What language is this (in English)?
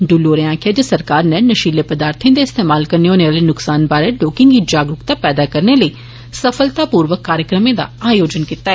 Dogri